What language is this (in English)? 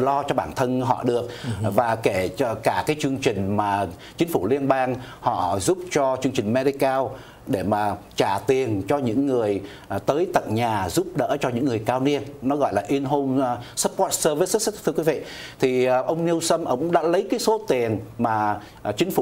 Vietnamese